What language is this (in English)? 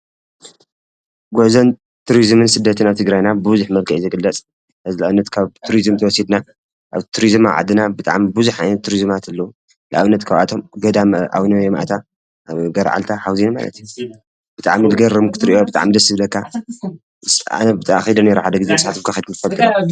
Tigrinya